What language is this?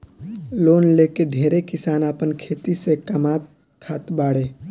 Bhojpuri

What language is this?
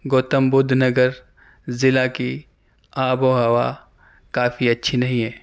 Urdu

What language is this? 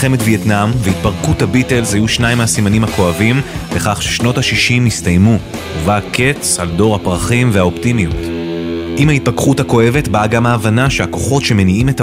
Hebrew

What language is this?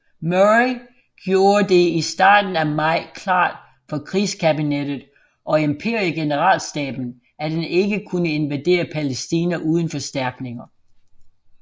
Danish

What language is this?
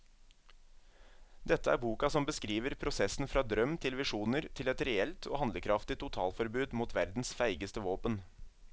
Norwegian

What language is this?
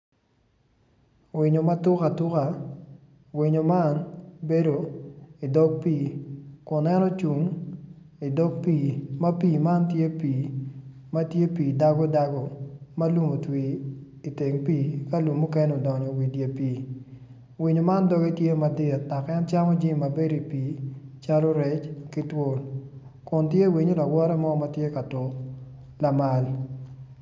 Acoli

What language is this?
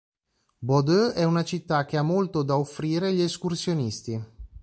Italian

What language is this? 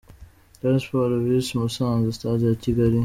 Kinyarwanda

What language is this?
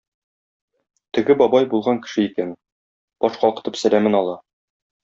Tatar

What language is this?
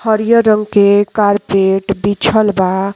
Bhojpuri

